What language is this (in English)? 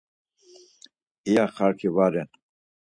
Laz